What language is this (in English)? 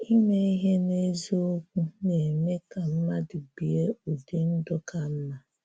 Igbo